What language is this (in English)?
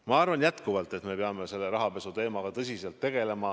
Estonian